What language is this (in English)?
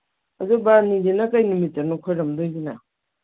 Manipuri